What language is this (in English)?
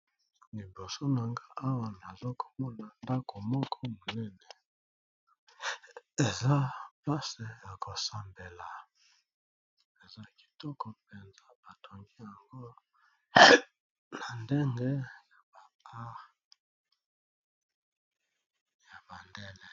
Lingala